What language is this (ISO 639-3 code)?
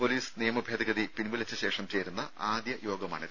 mal